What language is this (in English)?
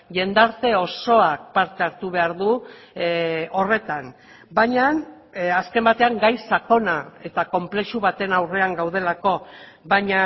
Basque